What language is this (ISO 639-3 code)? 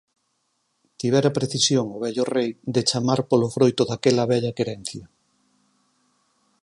glg